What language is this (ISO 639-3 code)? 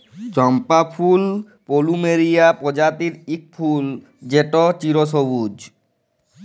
ben